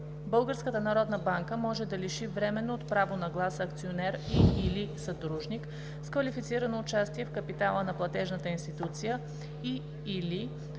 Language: Bulgarian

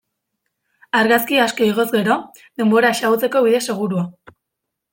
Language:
Basque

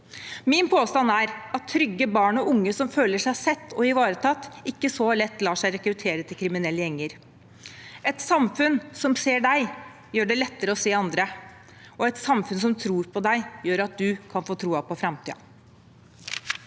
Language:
Norwegian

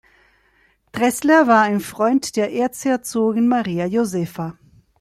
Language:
German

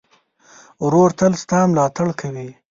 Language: Pashto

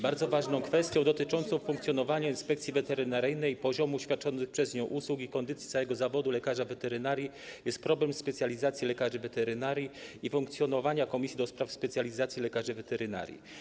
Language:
Polish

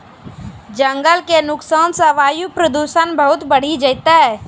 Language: Maithili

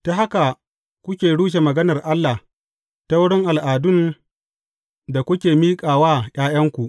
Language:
Hausa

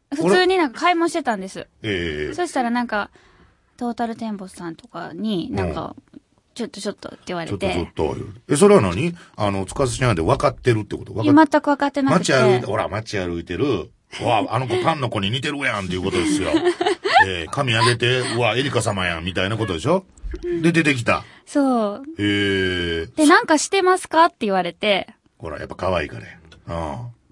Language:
Japanese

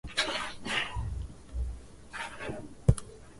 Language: Swahili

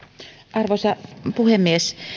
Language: Finnish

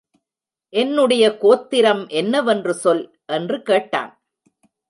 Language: Tamil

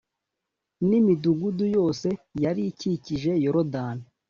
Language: Kinyarwanda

